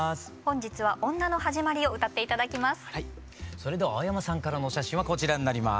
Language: Japanese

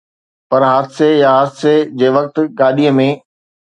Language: Sindhi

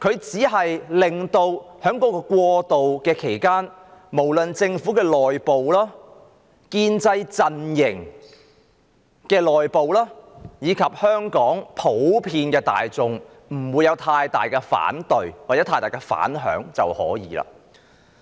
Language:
Cantonese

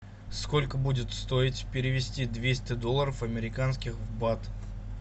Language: Russian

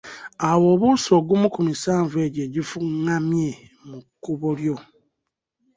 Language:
Ganda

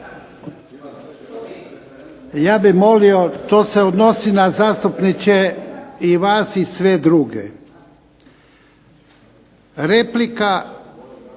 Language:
Croatian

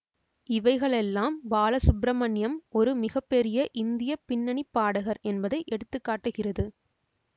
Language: Tamil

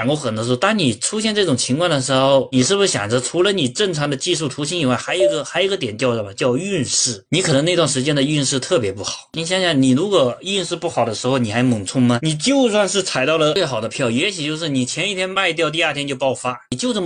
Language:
Chinese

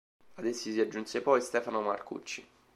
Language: Italian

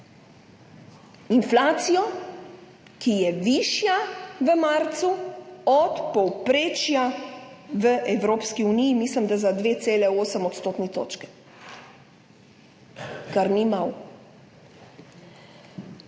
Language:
Slovenian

